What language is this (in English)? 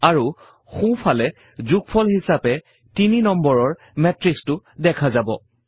Assamese